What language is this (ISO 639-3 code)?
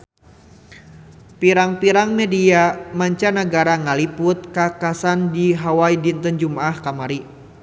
sun